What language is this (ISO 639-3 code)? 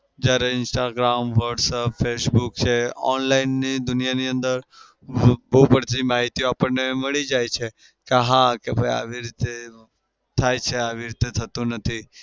guj